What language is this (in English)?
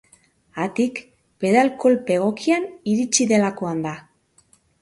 Basque